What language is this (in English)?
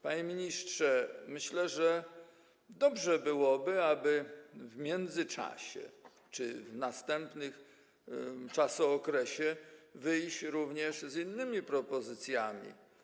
Polish